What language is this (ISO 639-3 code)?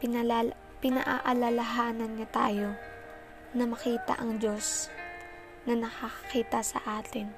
fil